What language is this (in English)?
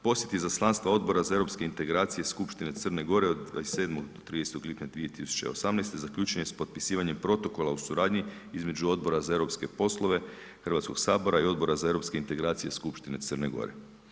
Croatian